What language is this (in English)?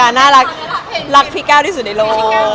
Thai